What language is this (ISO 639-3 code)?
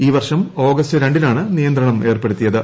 mal